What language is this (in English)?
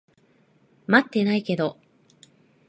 Japanese